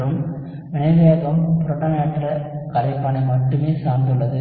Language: Tamil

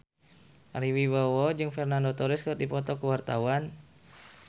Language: Sundanese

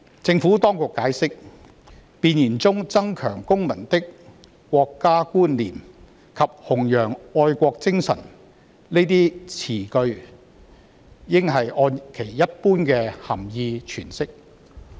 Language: Cantonese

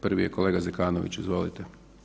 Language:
Croatian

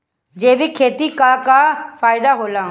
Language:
Bhojpuri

